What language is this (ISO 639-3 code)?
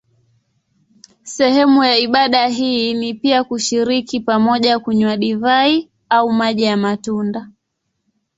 swa